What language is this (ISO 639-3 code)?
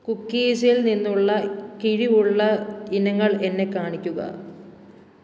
mal